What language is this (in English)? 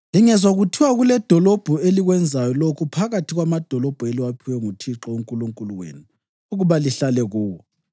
North Ndebele